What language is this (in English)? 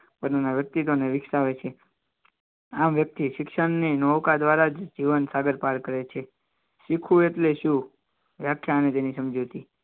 Gujarati